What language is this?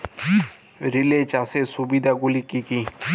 Bangla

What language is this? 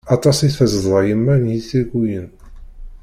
Kabyle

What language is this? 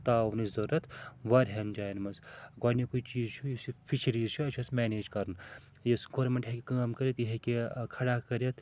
Kashmiri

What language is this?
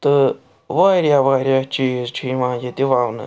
Kashmiri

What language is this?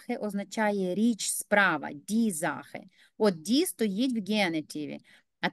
Ukrainian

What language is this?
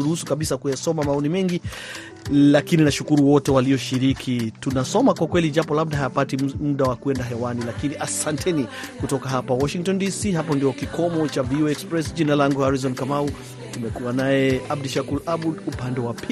Swahili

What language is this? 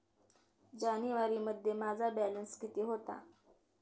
Marathi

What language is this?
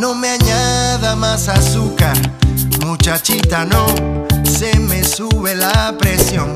Spanish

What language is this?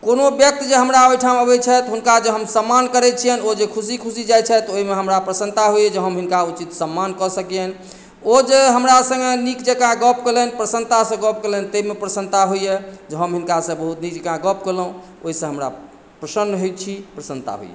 Maithili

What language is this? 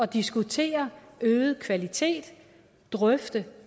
Danish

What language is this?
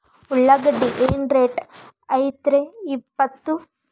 Kannada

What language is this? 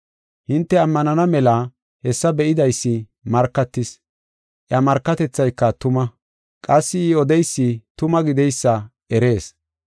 Gofa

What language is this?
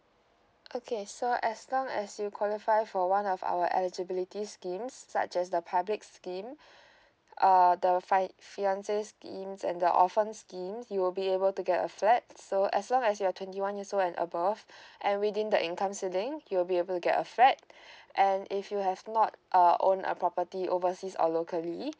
English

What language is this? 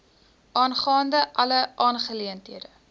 Afrikaans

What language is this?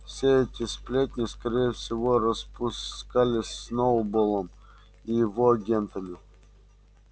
Russian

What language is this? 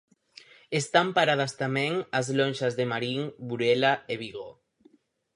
Galician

